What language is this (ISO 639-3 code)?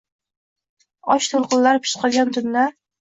uzb